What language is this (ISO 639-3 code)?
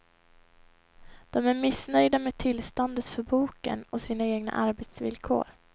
swe